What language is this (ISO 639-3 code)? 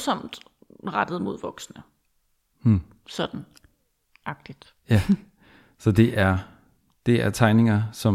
dan